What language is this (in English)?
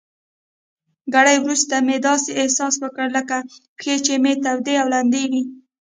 Pashto